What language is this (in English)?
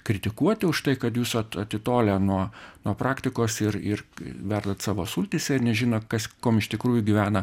Lithuanian